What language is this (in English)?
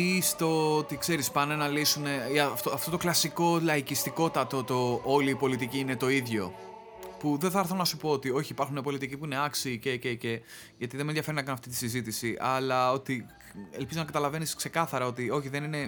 Greek